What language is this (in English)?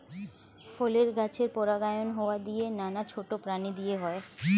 Bangla